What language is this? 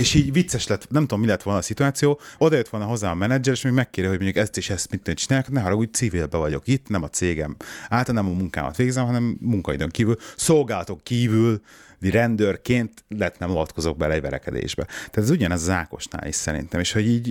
Hungarian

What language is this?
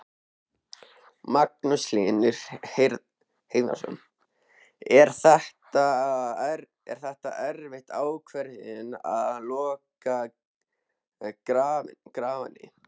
Icelandic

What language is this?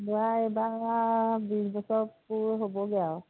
Assamese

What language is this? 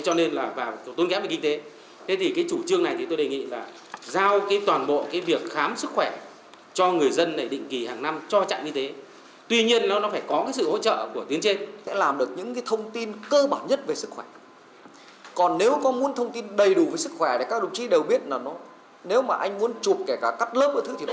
Vietnamese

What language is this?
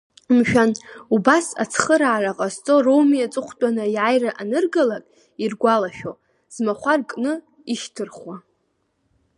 Abkhazian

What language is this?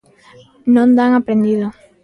Galician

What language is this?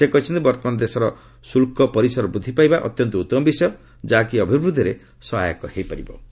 Odia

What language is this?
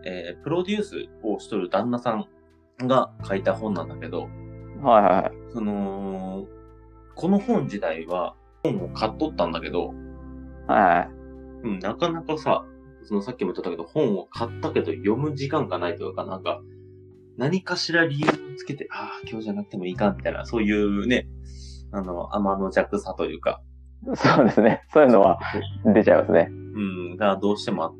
Japanese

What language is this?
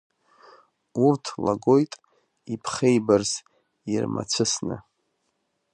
Abkhazian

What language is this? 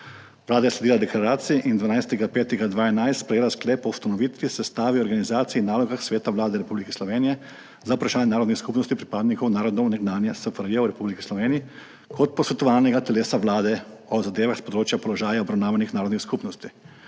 Slovenian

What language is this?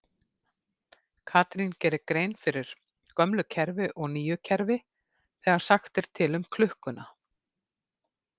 Icelandic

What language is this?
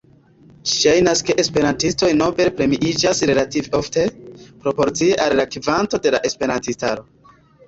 Esperanto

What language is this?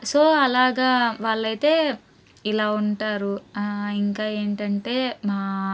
Telugu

